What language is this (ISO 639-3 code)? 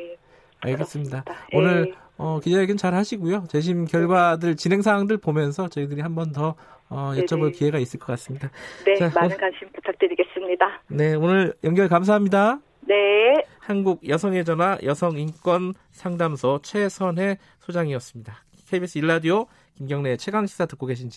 kor